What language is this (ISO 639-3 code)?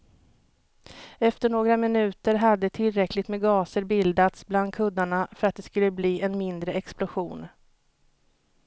swe